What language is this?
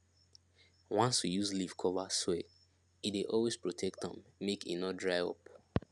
Nigerian Pidgin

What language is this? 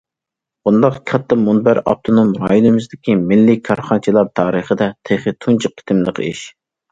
Uyghur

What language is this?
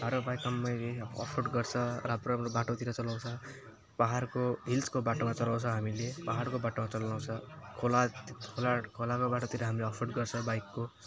Nepali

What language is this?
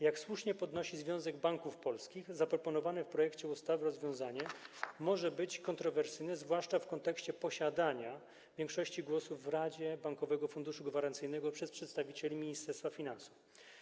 Polish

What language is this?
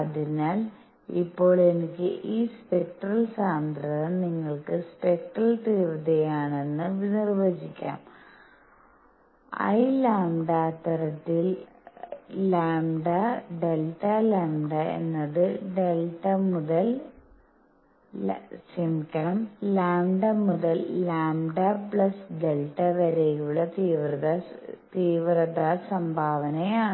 Malayalam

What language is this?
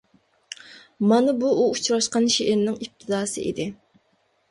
Uyghur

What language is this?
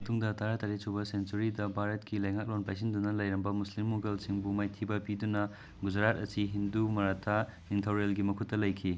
Manipuri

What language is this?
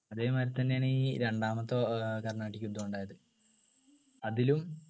Malayalam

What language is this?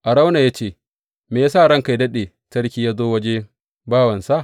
Hausa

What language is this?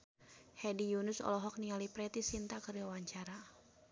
Sundanese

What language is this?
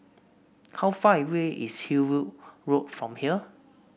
English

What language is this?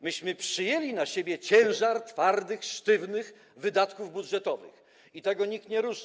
Polish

